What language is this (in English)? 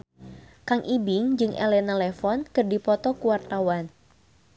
Sundanese